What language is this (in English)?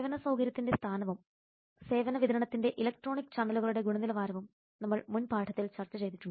Malayalam